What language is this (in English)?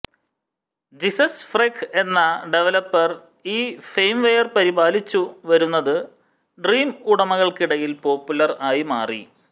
Malayalam